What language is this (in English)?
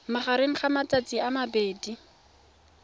Tswana